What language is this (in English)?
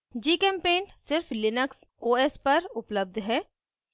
Hindi